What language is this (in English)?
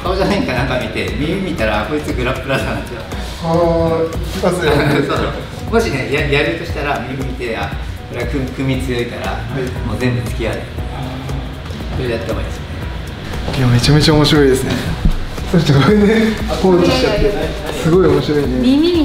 Japanese